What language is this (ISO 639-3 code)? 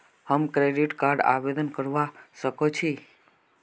mag